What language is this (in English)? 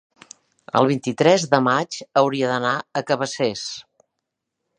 Catalan